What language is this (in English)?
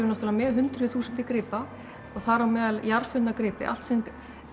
Icelandic